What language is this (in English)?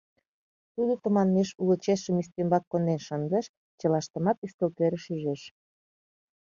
Mari